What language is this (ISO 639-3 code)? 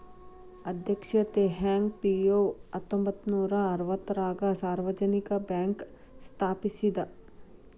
kan